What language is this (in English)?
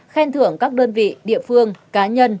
Vietnamese